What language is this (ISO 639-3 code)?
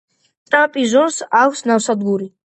kat